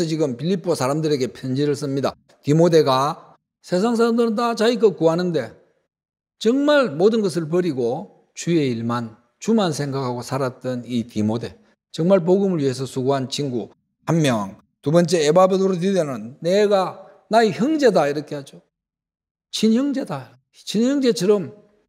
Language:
Korean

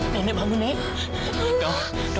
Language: Indonesian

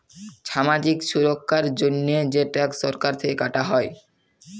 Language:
Bangla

